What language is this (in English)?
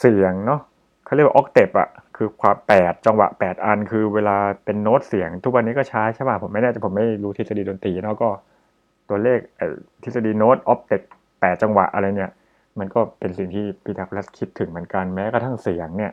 Thai